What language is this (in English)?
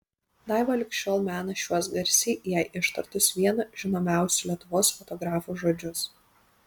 Lithuanian